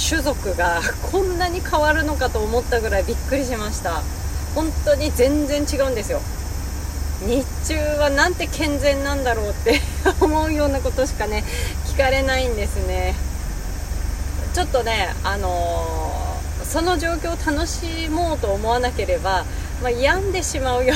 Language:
Japanese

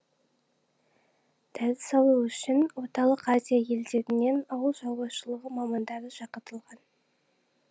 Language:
Kazakh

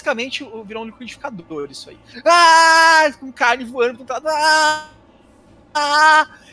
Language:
Portuguese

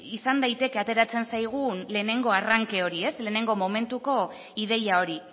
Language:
Basque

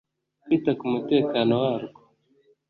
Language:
Kinyarwanda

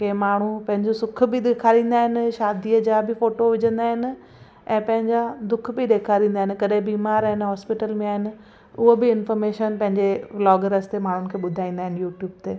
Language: Sindhi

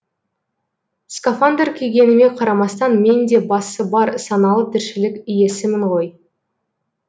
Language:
Kazakh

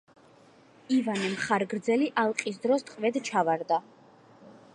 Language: Georgian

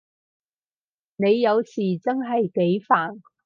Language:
Cantonese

